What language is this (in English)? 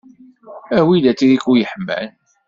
Kabyle